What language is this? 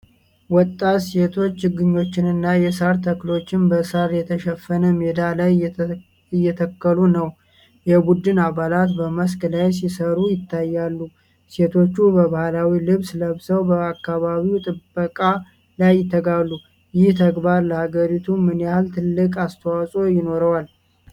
Amharic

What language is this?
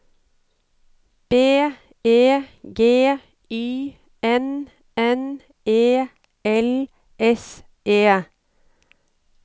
Norwegian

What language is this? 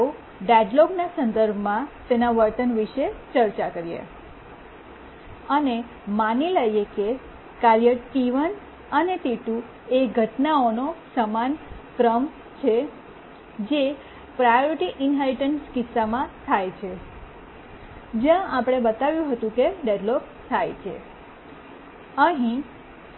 Gujarati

